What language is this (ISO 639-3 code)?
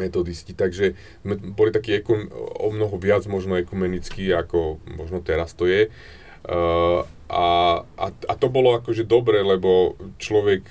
slk